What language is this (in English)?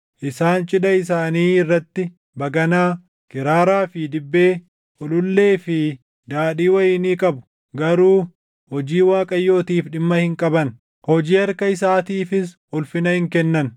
Oromo